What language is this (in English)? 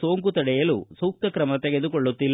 Kannada